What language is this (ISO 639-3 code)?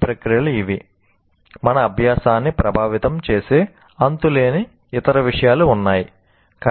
tel